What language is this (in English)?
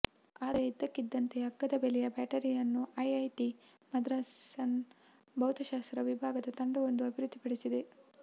Kannada